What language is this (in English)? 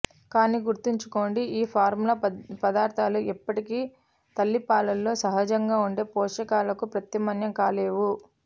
Telugu